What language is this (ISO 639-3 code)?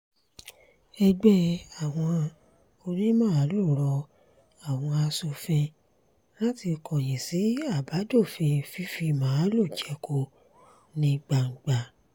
yor